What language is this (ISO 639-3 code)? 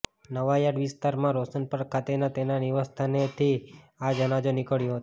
guj